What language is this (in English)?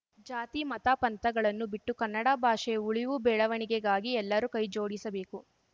Kannada